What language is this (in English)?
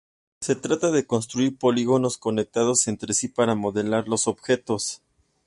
Spanish